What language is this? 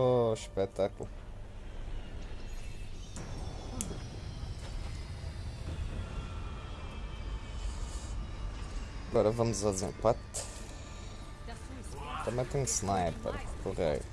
Portuguese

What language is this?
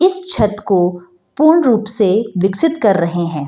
Hindi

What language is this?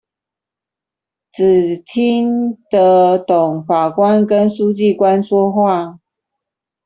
Chinese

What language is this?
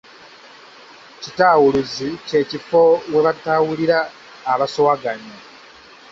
Ganda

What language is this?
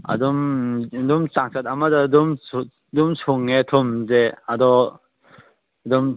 Manipuri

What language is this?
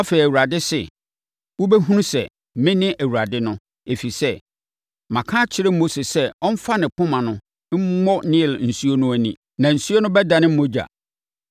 Akan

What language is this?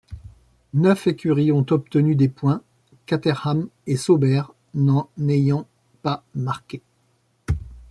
French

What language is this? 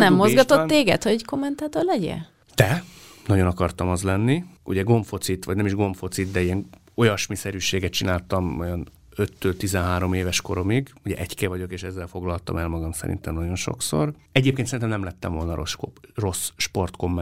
Hungarian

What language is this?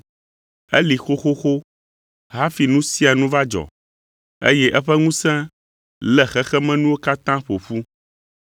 Ewe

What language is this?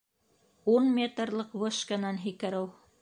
Bashkir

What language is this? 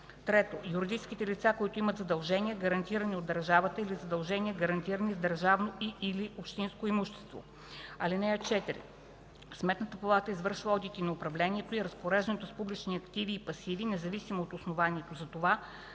Bulgarian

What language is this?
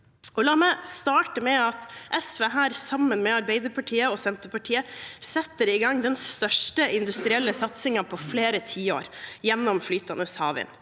Norwegian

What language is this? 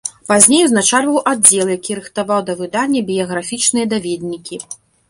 Belarusian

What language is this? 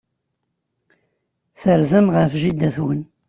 Kabyle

